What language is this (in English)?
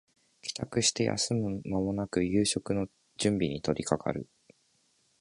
Japanese